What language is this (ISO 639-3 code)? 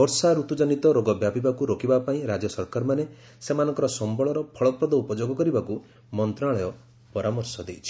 ori